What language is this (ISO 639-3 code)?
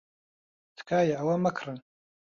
ckb